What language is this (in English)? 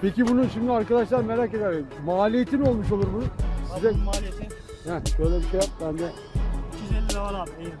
Turkish